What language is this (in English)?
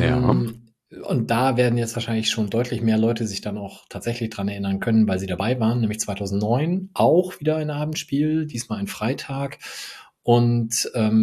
German